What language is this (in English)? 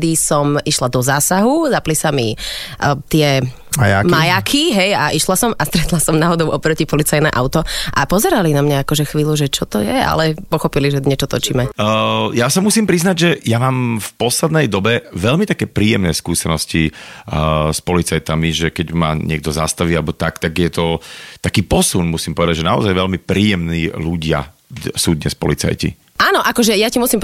Slovak